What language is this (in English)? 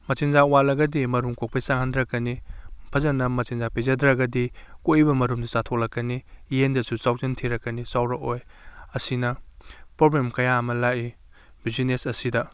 Manipuri